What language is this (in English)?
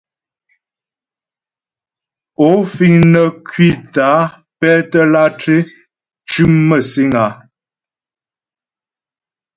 Ghomala